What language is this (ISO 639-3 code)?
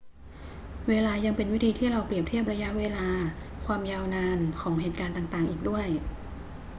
tha